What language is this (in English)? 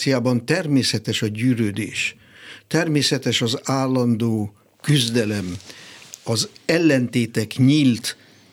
Hungarian